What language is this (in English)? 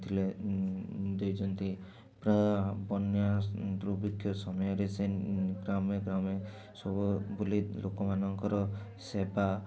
Odia